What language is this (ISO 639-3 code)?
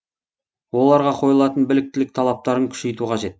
kaz